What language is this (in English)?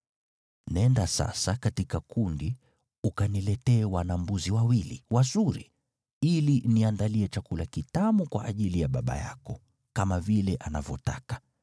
Swahili